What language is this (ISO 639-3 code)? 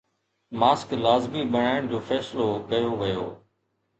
snd